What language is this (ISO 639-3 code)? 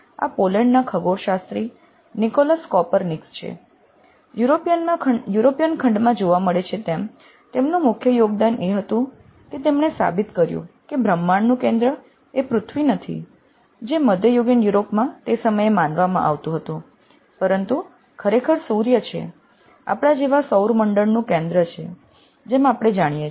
guj